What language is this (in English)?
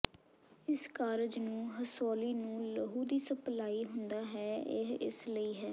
Punjabi